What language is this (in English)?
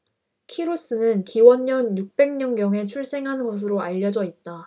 Korean